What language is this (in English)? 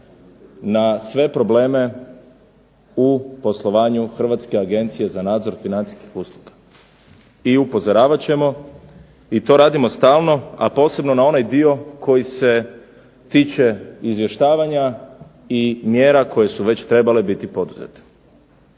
Croatian